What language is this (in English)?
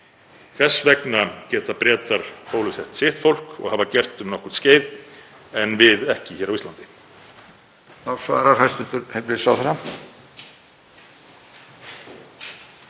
Icelandic